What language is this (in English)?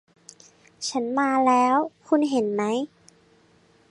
Thai